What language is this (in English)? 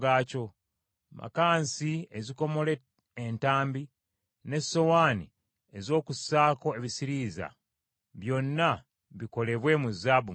Ganda